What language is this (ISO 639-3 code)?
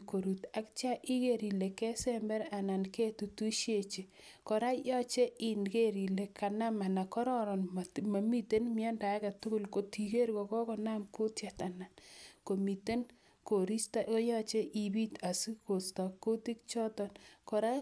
kln